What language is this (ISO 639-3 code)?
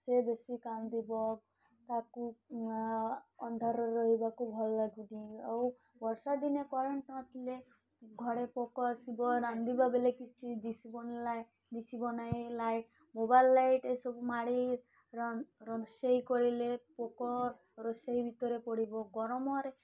ori